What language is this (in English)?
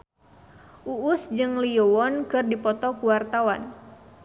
Sundanese